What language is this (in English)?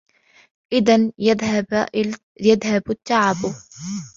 Arabic